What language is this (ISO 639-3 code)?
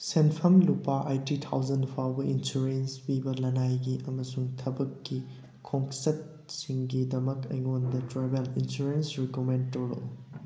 mni